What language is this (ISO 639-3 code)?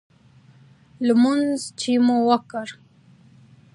pus